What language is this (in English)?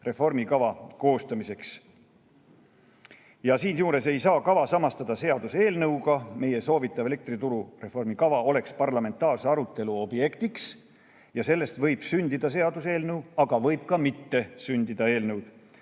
Estonian